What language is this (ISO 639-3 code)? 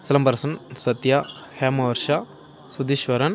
tam